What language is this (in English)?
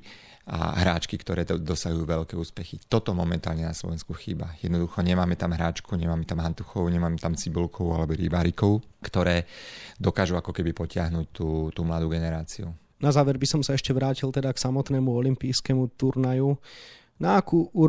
Slovak